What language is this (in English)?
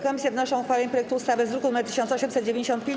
Polish